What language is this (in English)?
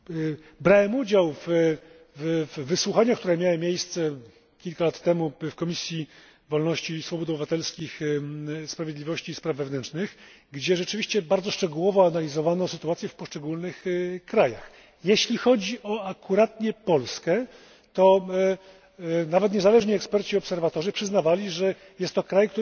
Polish